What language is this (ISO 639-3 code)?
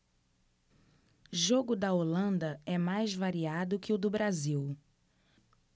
por